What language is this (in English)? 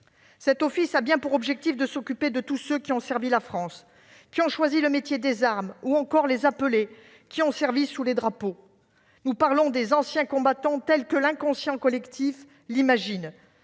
French